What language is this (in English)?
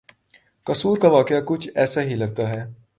Urdu